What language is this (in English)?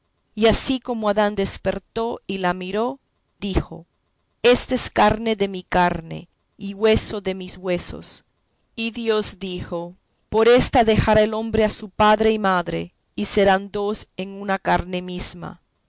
Spanish